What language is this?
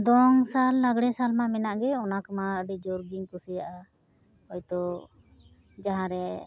Santali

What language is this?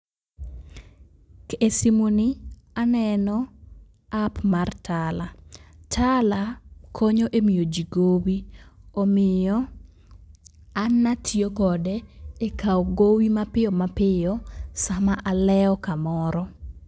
Luo (Kenya and Tanzania)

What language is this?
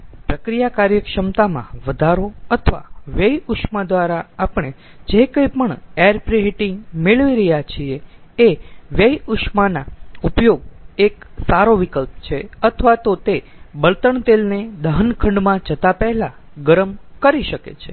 Gujarati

